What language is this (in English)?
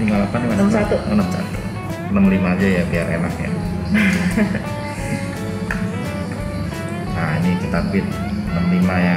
Indonesian